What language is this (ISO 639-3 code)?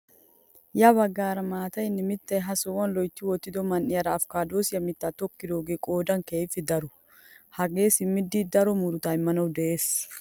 wal